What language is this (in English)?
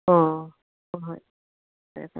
Manipuri